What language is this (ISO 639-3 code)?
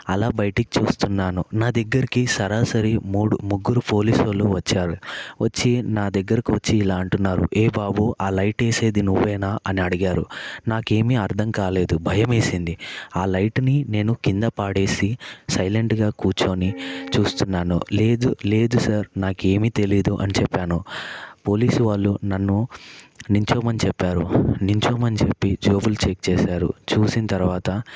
tel